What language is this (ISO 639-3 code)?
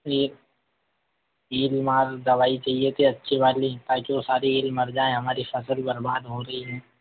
hin